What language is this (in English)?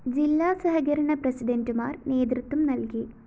Malayalam